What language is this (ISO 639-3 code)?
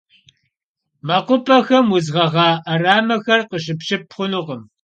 kbd